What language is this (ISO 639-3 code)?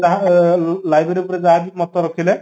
ori